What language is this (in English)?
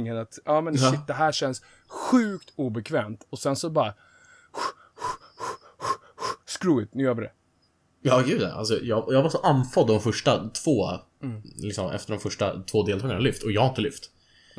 Swedish